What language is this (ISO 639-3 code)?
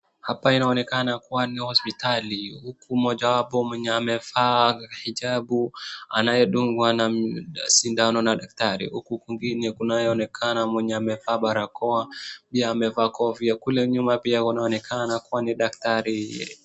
swa